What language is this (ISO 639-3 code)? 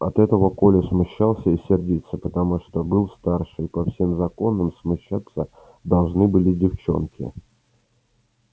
rus